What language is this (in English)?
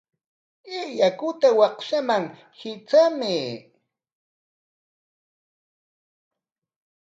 Corongo Ancash Quechua